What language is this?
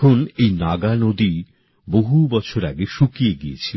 Bangla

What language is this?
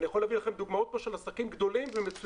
Hebrew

